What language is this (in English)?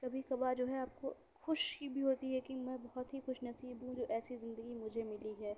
Urdu